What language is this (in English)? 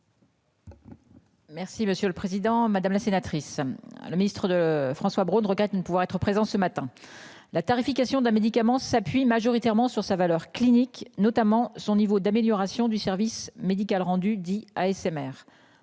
French